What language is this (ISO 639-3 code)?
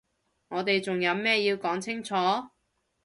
yue